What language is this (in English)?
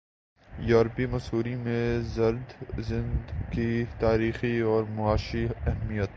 Urdu